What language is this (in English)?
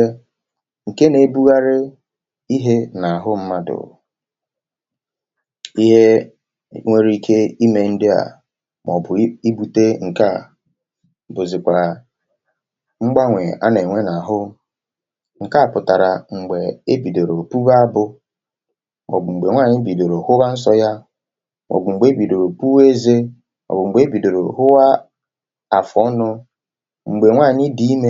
Igbo